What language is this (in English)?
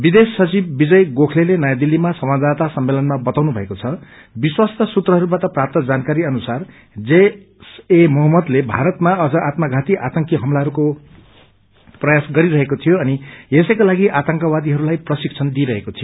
Nepali